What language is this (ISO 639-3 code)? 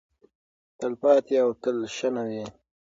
pus